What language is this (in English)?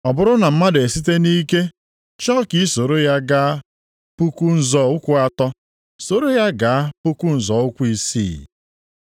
Igbo